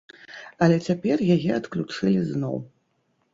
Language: Belarusian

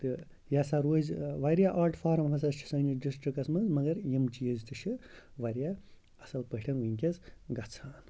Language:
Kashmiri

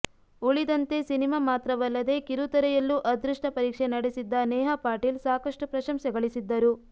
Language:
Kannada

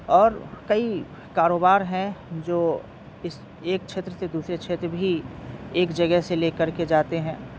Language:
Urdu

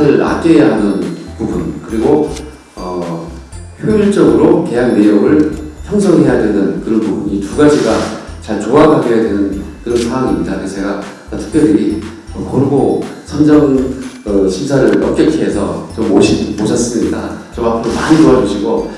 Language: Korean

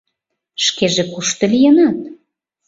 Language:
Mari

